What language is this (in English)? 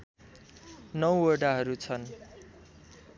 Nepali